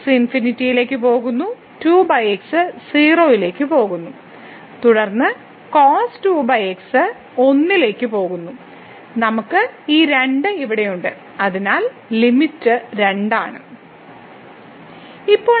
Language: Malayalam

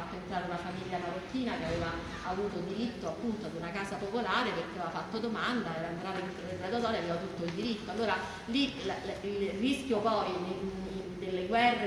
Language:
Italian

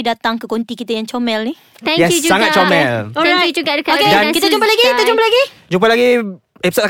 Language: Malay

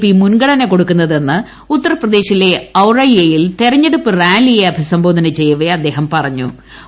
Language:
Malayalam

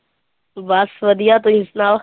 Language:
Punjabi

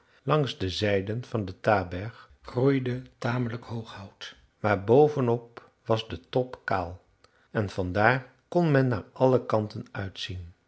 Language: Dutch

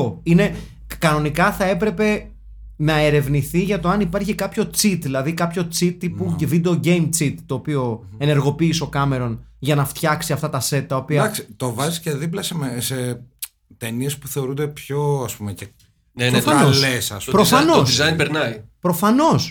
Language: Greek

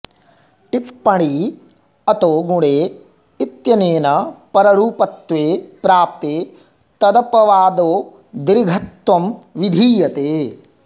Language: Sanskrit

